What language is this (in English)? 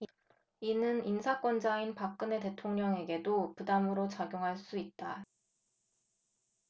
Korean